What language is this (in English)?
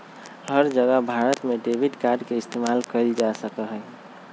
Magahi